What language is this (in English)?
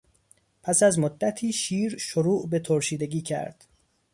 Persian